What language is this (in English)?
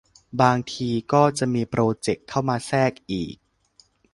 Thai